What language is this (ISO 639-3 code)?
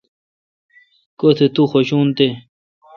xka